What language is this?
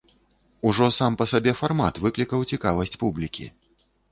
Belarusian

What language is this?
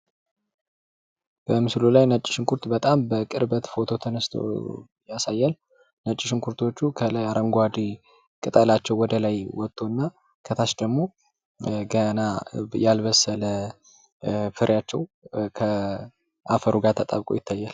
Amharic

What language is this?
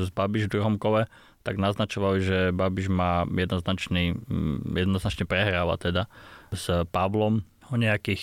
Slovak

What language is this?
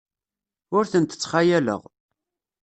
Kabyle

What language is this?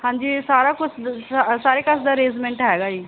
Punjabi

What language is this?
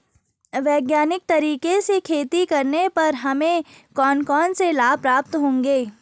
Hindi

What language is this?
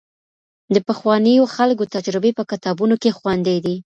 Pashto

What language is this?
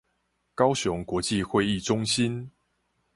Chinese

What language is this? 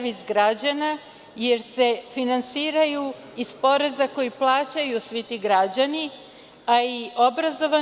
Serbian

